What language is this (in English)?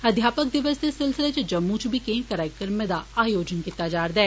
Dogri